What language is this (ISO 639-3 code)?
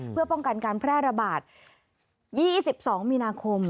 tha